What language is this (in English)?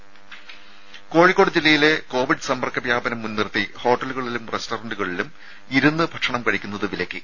Malayalam